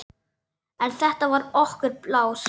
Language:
Icelandic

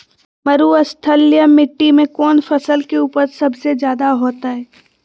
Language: Magahi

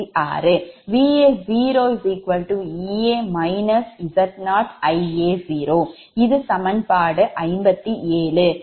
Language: Tamil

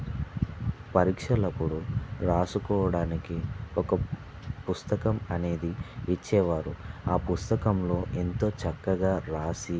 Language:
Telugu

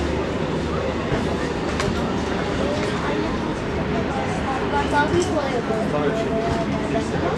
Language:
Turkish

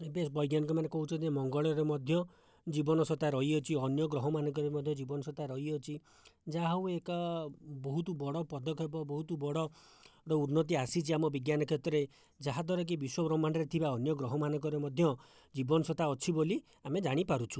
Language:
Odia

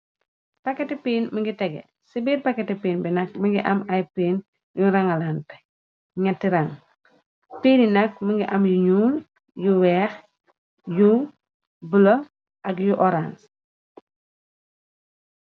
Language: Wolof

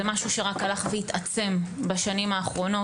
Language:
Hebrew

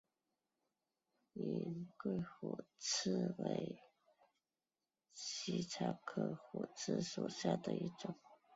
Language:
Chinese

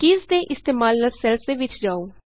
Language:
Punjabi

